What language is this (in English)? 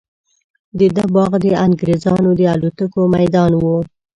Pashto